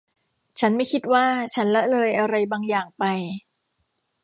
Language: Thai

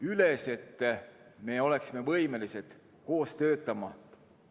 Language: Estonian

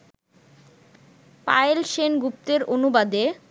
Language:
Bangla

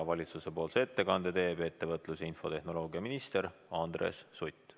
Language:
Estonian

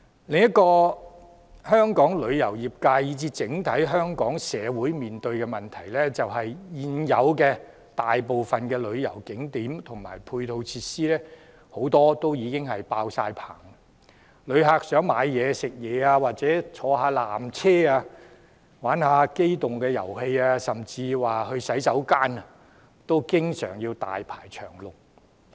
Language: Cantonese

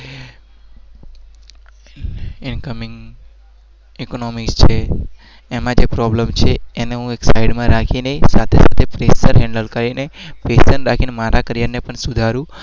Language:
Gujarati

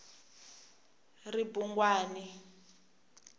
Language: Tsonga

